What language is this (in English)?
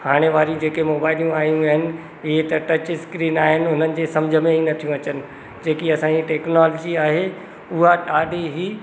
Sindhi